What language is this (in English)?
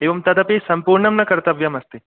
Sanskrit